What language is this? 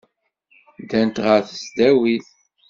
Kabyle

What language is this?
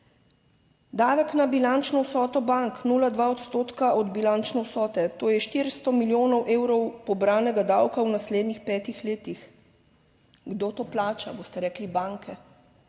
Slovenian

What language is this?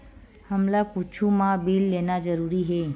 Chhattisgarhi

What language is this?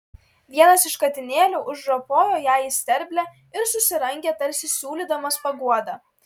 Lithuanian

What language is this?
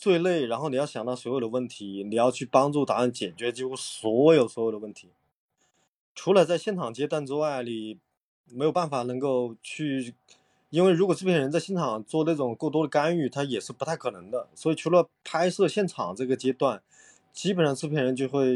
Chinese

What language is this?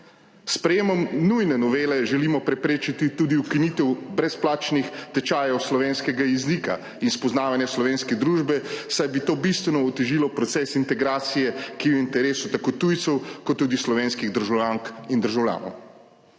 Slovenian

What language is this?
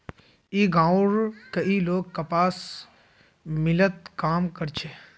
Magahi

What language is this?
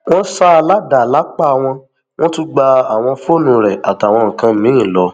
Yoruba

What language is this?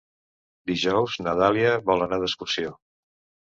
Catalan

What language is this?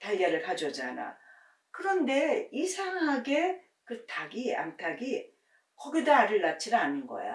Korean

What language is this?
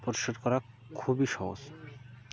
Bangla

